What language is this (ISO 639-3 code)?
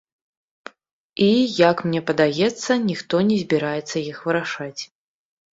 bel